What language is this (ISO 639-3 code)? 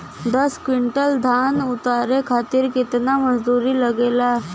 bho